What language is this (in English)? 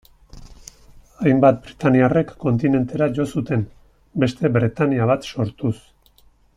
Basque